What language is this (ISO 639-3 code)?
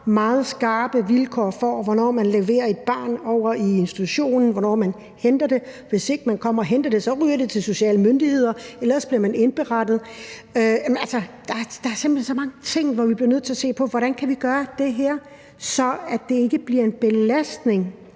dan